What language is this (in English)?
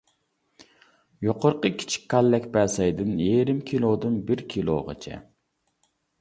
Uyghur